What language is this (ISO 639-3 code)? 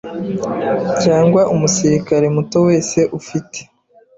kin